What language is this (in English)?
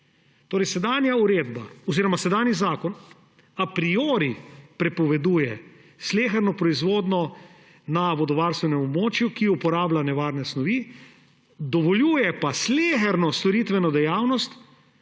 Slovenian